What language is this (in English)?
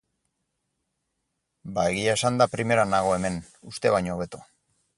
Basque